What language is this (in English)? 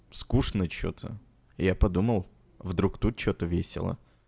Russian